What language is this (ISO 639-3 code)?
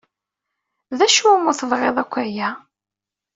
kab